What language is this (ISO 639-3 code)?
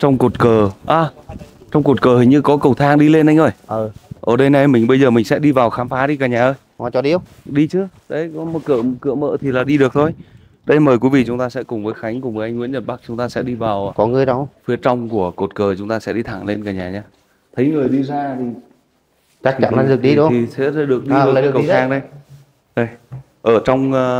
vie